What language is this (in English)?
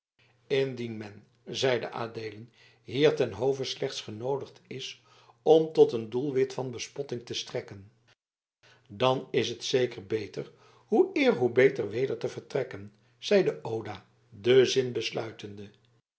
Dutch